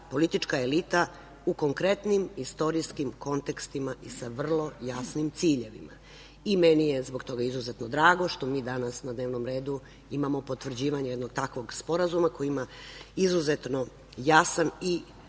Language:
Serbian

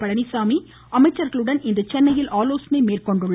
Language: Tamil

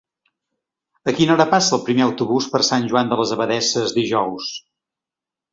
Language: Catalan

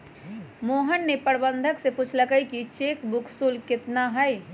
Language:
Magahi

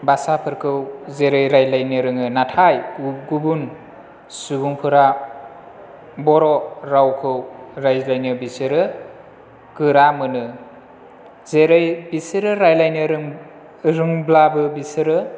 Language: Bodo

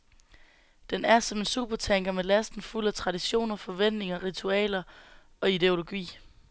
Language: Danish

